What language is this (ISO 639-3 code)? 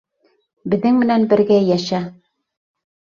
bak